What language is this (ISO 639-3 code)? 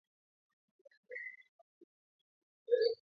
swa